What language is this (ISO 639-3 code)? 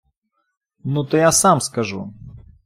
ukr